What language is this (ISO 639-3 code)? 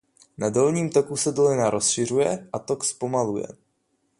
ces